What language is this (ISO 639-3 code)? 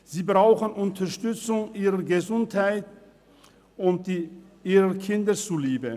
gsw